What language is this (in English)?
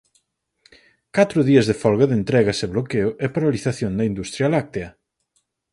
Galician